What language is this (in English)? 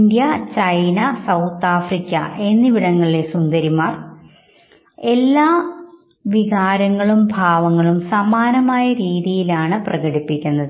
Malayalam